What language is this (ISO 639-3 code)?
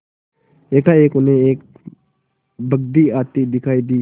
hin